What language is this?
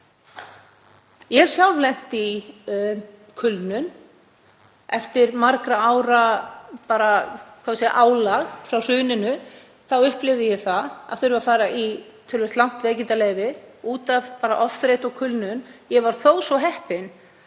Icelandic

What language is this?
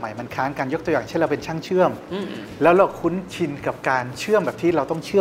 Thai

